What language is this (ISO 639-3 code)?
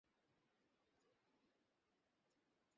ben